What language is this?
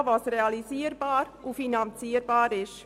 Swiss German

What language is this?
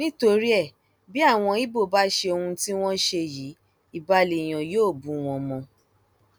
Yoruba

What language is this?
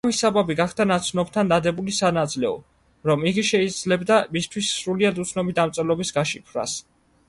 Georgian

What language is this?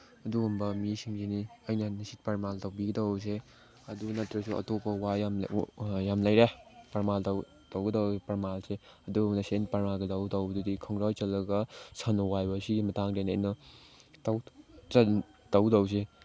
Manipuri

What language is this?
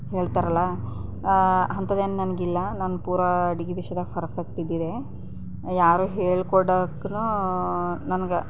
Kannada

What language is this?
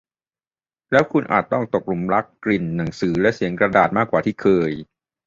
Thai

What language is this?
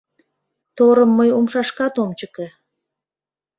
Mari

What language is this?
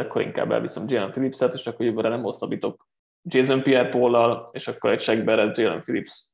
Hungarian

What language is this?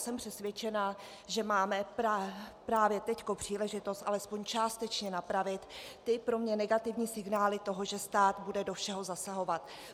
Czech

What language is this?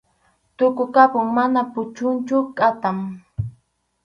Arequipa-La Unión Quechua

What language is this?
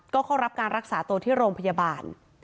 Thai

